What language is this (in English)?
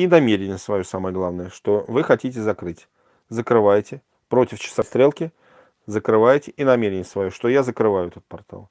Russian